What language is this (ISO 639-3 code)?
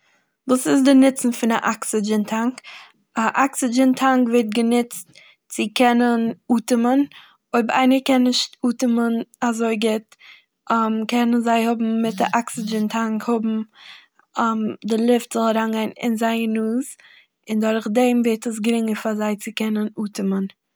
yid